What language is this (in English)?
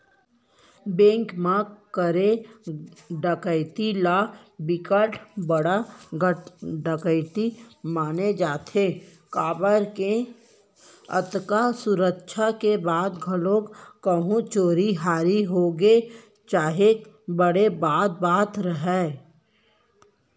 Chhattisgarhi